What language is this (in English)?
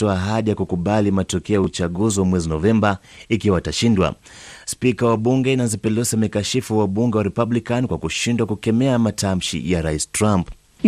Swahili